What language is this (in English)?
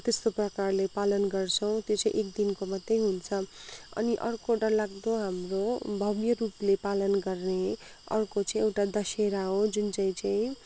Nepali